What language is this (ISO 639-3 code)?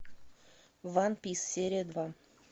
rus